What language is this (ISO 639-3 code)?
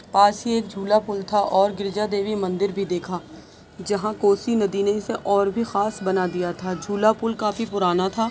urd